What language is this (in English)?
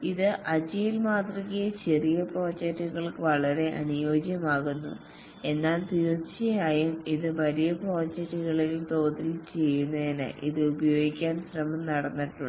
Malayalam